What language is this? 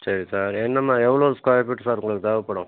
Tamil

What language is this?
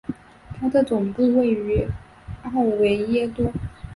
Chinese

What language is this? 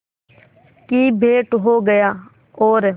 Hindi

